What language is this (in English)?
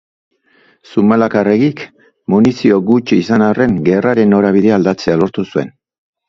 Basque